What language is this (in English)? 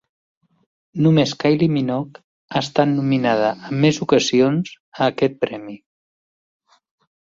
Catalan